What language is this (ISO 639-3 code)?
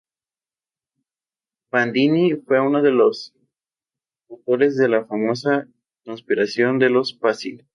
spa